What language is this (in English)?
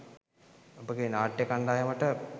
Sinhala